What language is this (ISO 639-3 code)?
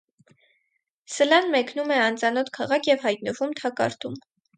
hye